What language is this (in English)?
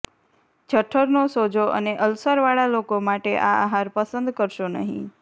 Gujarati